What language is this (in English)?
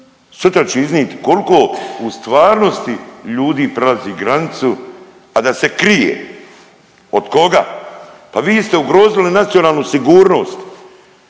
Croatian